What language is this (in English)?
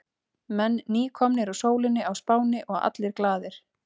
Icelandic